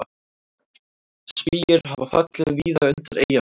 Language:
Icelandic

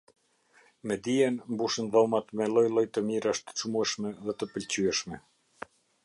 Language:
Albanian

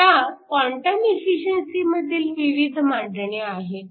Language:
Marathi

